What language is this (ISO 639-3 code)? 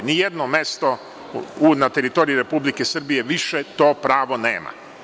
srp